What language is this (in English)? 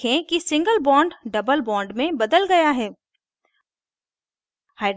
Hindi